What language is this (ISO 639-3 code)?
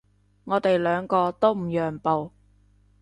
yue